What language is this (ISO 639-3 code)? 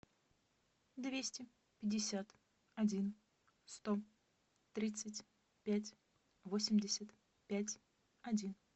rus